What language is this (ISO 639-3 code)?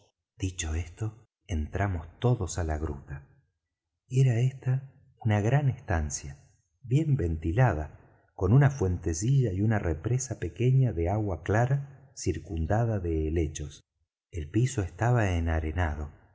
spa